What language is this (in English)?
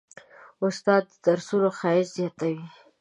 Pashto